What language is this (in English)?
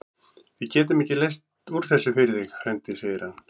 Icelandic